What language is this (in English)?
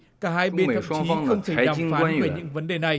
Vietnamese